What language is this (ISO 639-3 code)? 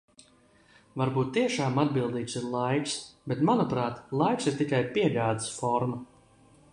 lav